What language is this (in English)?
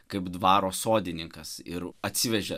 Lithuanian